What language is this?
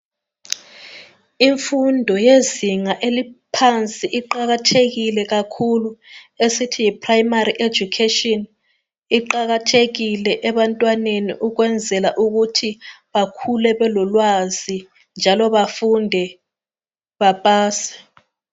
North Ndebele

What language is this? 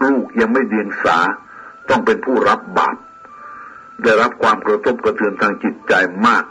Thai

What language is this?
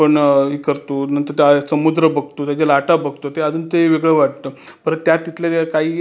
Marathi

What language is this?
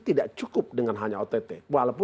Indonesian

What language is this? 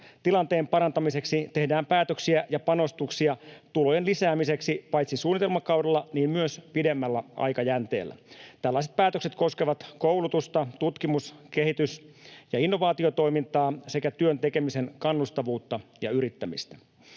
Finnish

